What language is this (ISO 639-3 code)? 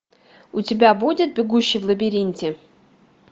rus